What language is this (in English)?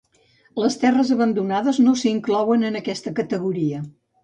Catalan